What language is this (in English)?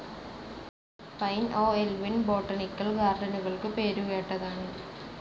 Malayalam